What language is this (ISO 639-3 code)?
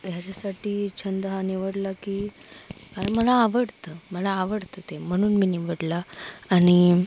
mar